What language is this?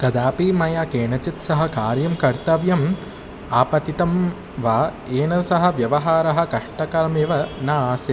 Sanskrit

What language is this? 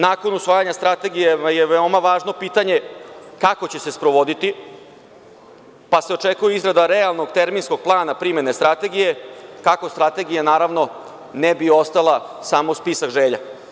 Serbian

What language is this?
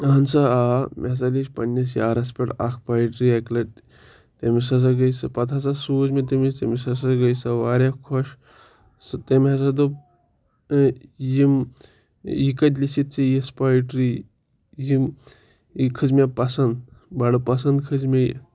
Kashmiri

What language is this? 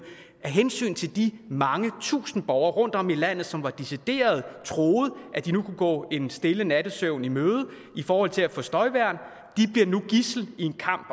Danish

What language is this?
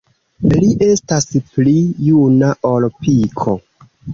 Esperanto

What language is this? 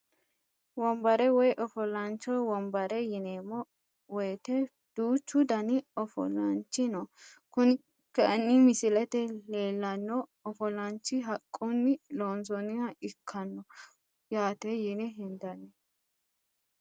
Sidamo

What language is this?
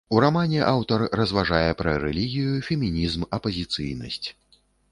Belarusian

